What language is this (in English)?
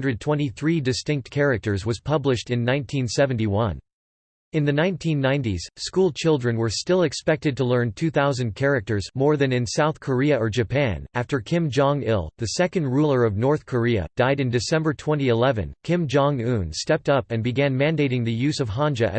English